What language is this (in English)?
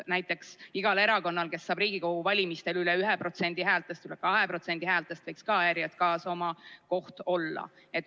Estonian